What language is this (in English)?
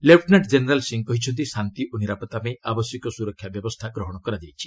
Odia